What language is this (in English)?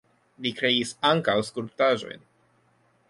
Esperanto